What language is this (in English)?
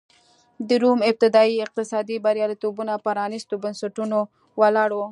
Pashto